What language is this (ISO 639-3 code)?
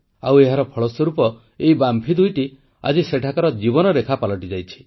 ori